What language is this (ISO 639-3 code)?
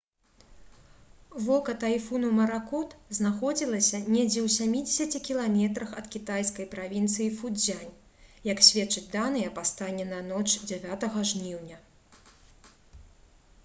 bel